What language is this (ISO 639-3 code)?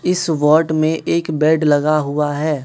hin